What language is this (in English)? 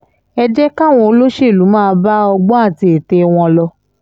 Yoruba